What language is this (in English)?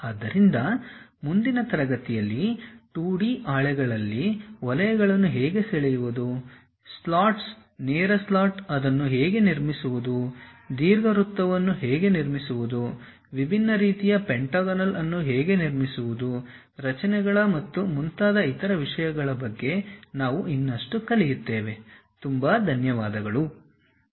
Kannada